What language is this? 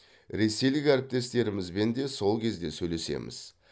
Kazakh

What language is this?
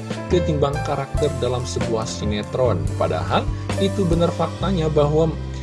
Indonesian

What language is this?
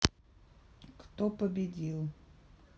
Russian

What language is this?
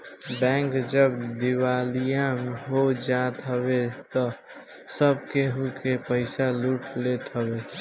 Bhojpuri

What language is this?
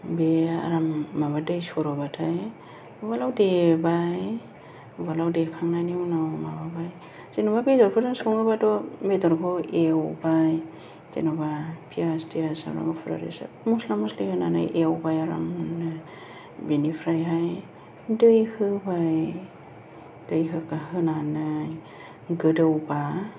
Bodo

